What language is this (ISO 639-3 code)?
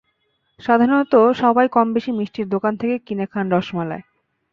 ben